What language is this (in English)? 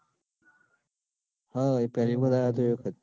Gujarati